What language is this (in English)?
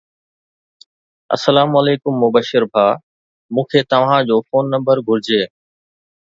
Sindhi